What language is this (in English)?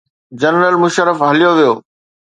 Sindhi